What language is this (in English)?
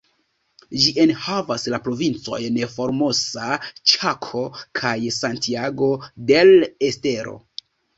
Esperanto